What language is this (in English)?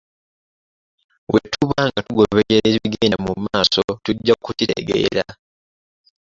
Ganda